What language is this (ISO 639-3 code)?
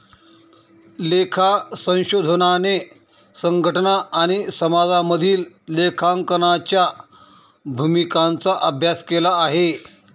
mar